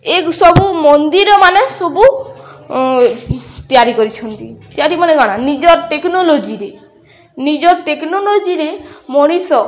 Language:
Odia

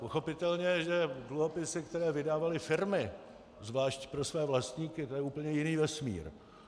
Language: Czech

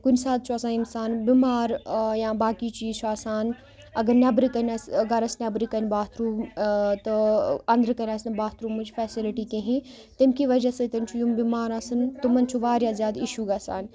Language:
Kashmiri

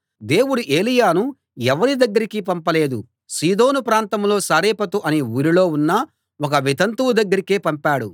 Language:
Telugu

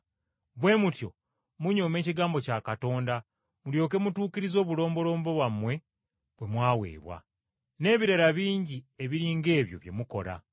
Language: Ganda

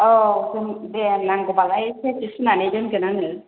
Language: Bodo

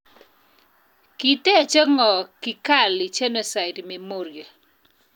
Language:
Kalenjin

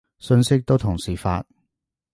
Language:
Cantonese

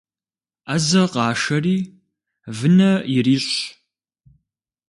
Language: Kabardian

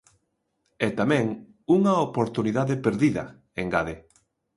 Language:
Galician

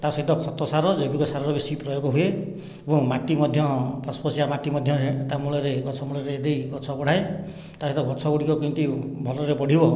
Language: Odia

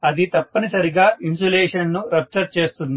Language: Telugu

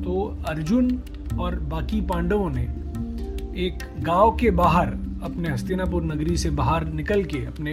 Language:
Hindi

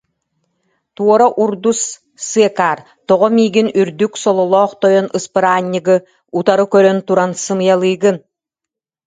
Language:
Yakut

